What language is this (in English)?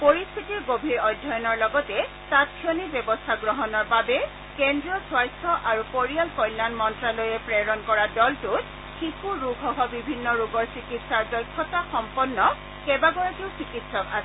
Assamese